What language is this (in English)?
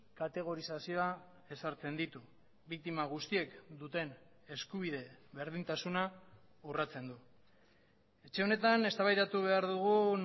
Basque